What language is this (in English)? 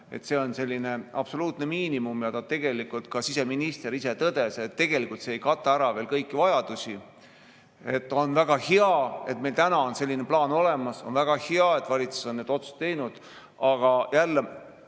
Estonian